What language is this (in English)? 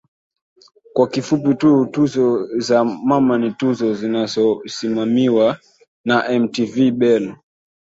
Swahili